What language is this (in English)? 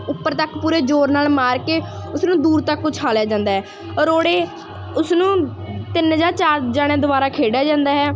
Punjabi